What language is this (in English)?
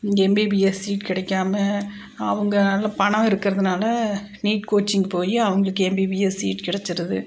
Tamil